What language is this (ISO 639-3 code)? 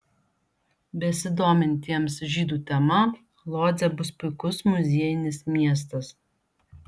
lit